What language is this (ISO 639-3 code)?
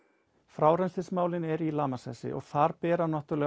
isl